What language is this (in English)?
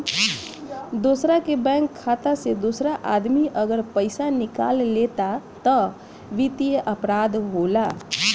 Bhojpuri